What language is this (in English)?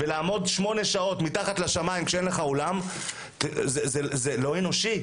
Hebrew